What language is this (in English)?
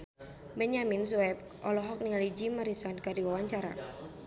Sundanese